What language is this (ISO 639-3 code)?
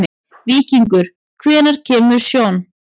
isl